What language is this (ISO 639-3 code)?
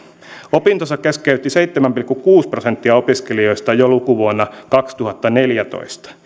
fin